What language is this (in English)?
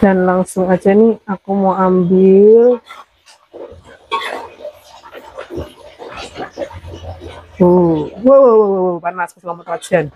Indonesian